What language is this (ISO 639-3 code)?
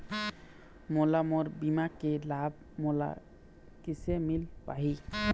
hne